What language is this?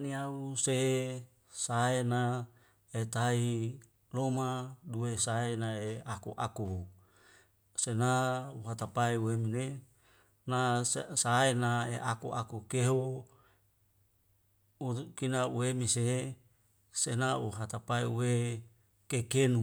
Wemale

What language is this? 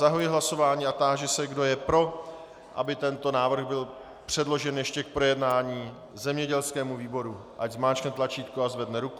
Czech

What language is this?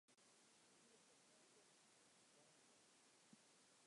Western Frisian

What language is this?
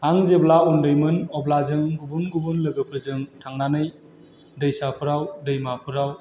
Bodo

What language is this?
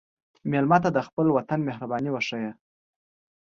Pashto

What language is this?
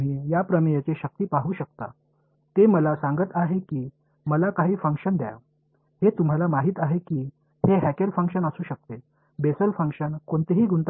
Tamil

